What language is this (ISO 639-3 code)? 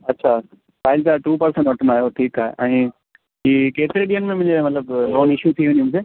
snd